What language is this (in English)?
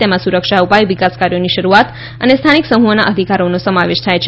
Gujarati